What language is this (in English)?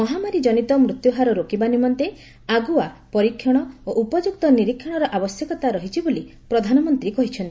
Odia